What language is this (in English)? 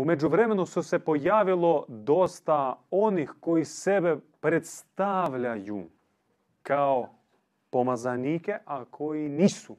Croatian